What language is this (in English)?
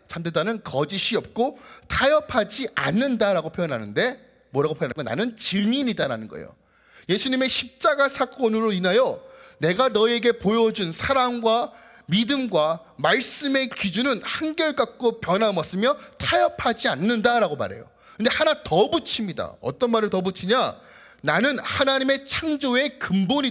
Korean